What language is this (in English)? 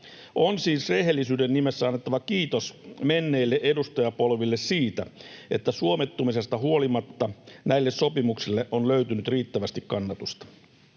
Finnish